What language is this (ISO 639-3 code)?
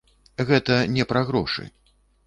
bel